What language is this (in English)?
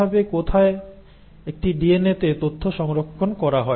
Bangla